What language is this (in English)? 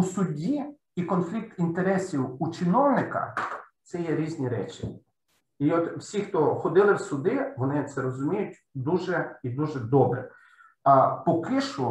Ukrainian